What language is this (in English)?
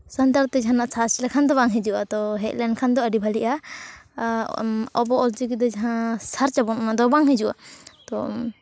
Santali